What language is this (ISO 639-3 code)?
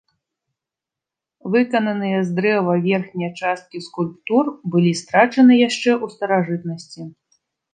bel